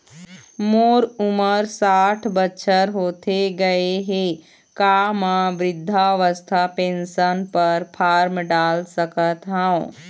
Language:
Chhattisgarhi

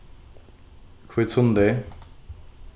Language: Faroese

